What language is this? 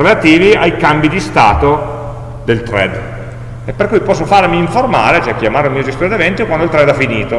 Italian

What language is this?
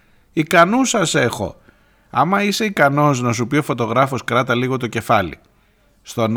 Greek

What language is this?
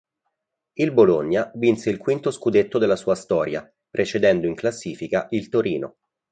Italian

